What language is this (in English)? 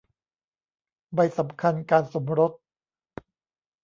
Thai